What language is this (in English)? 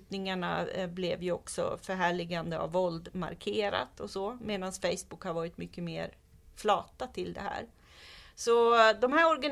Swedish